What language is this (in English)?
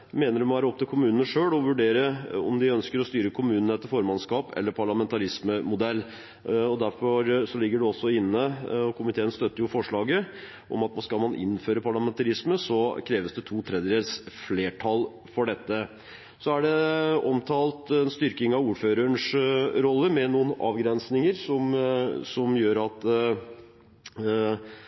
Norwegian Bokmål